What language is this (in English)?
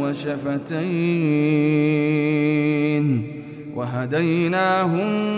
Arabic